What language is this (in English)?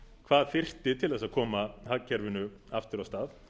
Icelandic